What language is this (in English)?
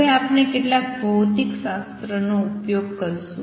Gujarati